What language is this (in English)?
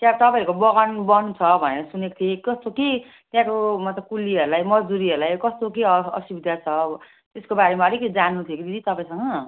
Nepali